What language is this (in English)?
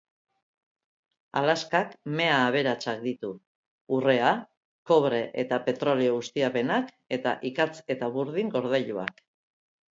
Basque